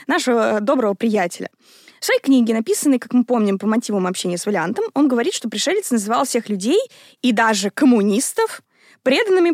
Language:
Russian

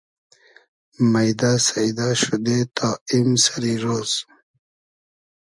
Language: Hazaragi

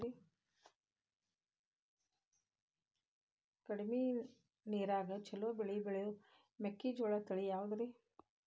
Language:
Kannada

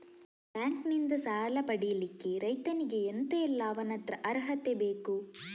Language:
Kannada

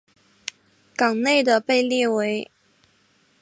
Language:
Chinese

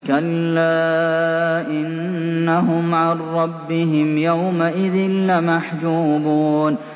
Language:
Arabic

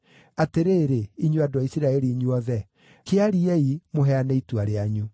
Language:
Kikuyu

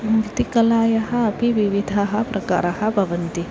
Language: Sanskrit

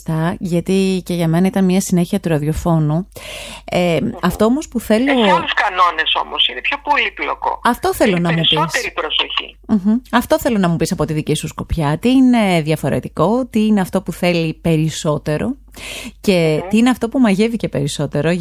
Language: Greek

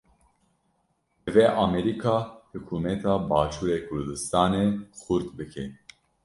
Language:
Kurdish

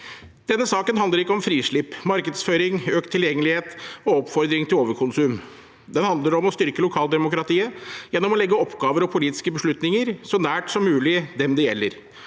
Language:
Norwegian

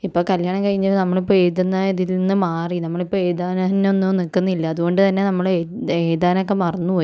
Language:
Malayalam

